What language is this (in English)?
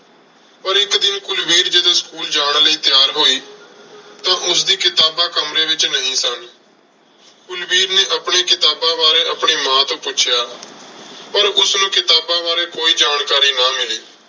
Punjabi